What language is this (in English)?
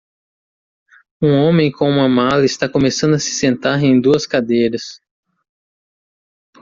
Portuguese